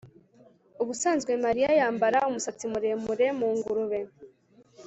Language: Kinyarwanda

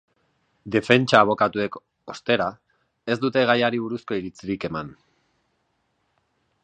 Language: Basque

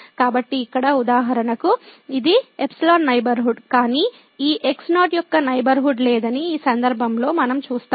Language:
Telugu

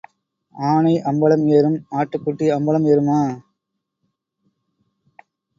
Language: Tamil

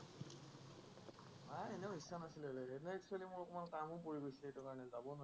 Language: Assamese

